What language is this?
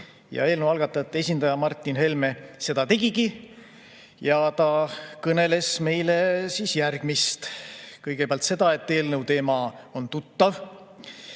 Estonian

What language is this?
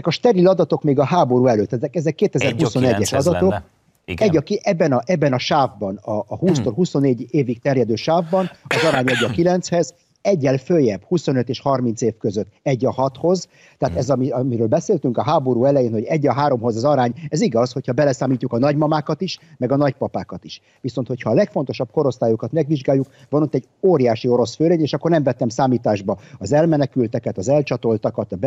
Hungarian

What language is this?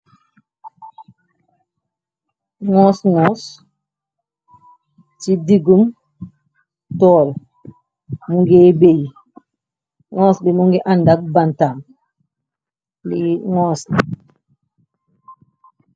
Wolof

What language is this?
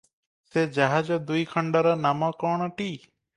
Odia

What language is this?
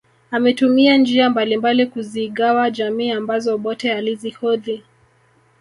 Swahili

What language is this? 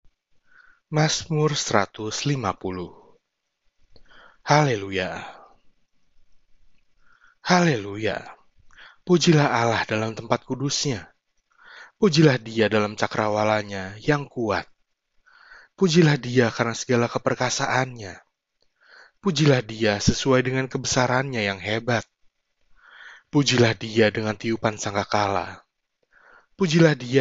Indonesian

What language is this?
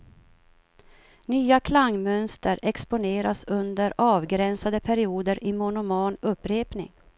Swedish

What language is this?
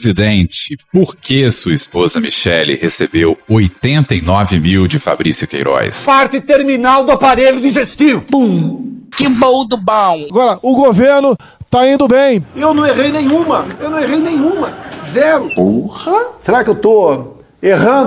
Portuguese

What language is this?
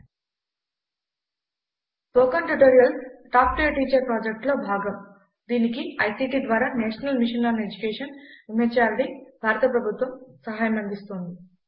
Telugu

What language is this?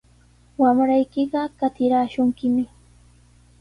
Sihuas Ancash Quechua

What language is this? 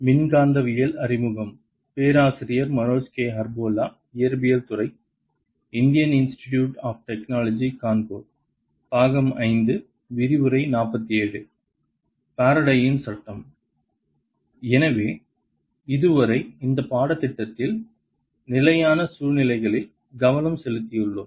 Tamil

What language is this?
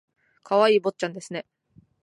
Japanese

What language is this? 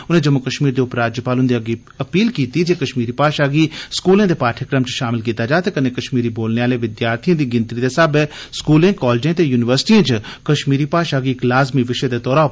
Dogri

